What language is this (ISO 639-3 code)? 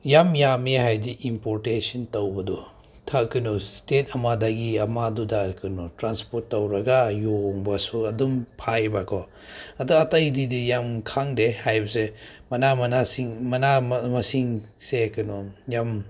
mni